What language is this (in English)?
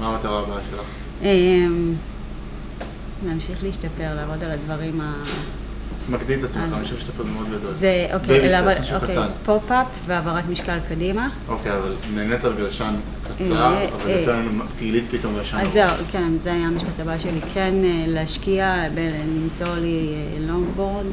Hebrew